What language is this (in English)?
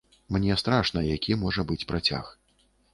Belarusian